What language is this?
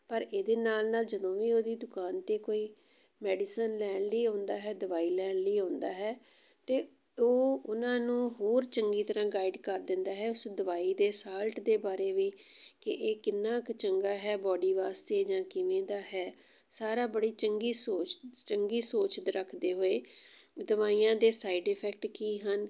Punjabi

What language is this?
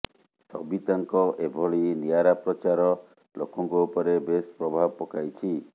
Odia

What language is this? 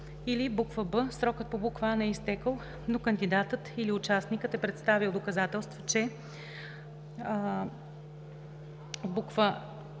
Bulgarian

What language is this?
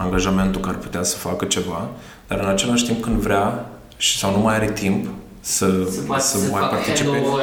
Romanian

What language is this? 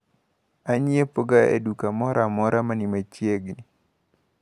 Luo (Kenya and Tanzania)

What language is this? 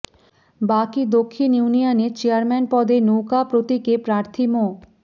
Bangla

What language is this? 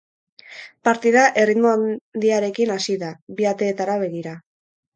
Basque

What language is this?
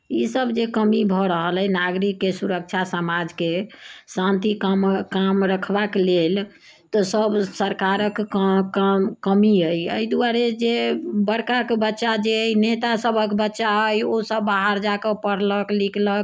Maithili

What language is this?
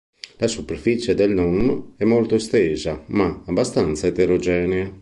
Italian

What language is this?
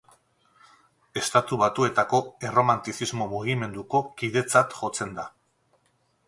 Basque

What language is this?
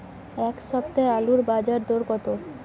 Bangla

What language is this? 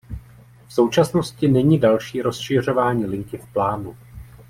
Czech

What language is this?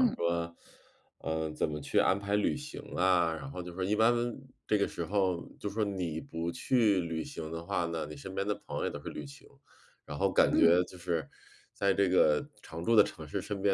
Chinese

